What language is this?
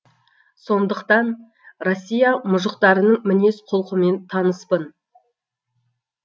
Kazakh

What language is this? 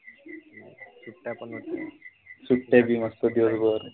Marathi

